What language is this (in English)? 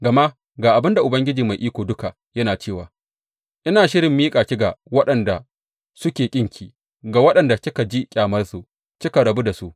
Hausa